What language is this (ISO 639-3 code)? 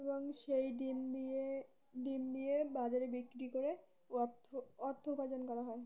ben